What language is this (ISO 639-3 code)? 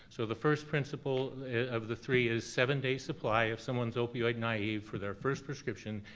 eng